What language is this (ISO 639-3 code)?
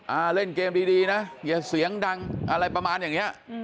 tha